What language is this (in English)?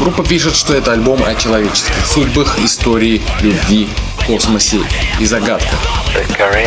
Russian